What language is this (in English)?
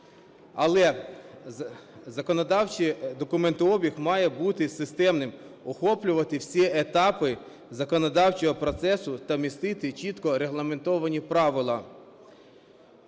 Ukrainian